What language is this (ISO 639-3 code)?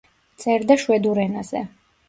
kat